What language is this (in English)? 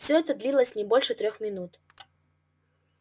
Russian